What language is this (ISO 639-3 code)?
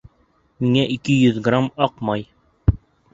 bak